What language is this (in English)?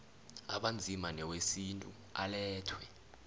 South Ndebele